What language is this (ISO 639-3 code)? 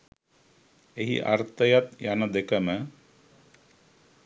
sin